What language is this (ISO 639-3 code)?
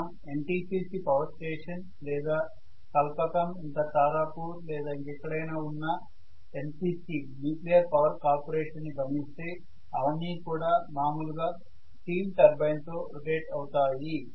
tel